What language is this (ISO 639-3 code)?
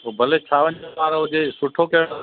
snd